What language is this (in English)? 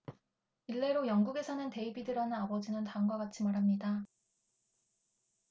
Korean